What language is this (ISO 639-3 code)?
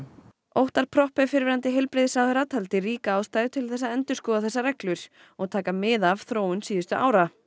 isl